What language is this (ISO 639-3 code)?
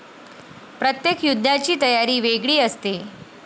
mar